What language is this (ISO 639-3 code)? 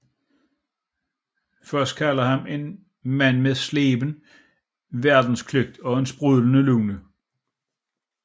dan